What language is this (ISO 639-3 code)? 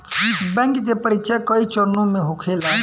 bho